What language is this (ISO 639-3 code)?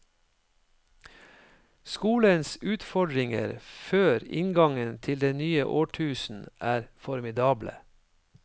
nor